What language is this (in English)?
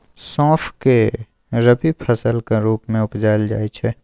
Maithili